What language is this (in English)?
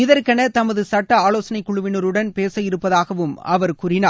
Tamil